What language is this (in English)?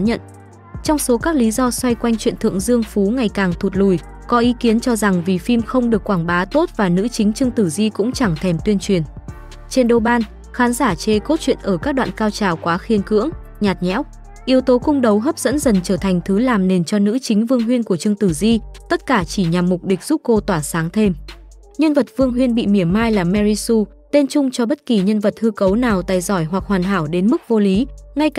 Vietnamese